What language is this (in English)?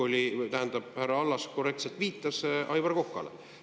Estonian